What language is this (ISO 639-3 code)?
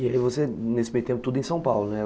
por